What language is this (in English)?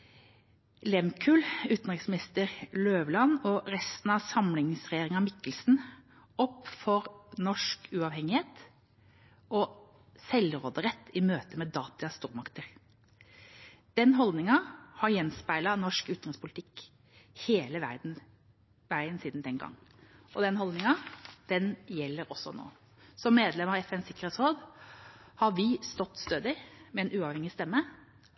Norwegian Bokmål